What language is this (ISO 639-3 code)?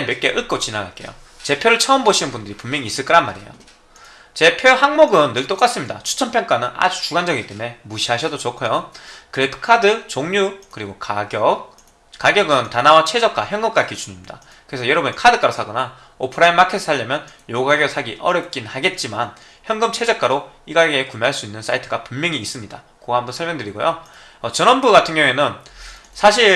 kor